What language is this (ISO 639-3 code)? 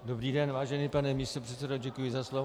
ces